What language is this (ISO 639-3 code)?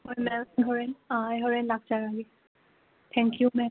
mni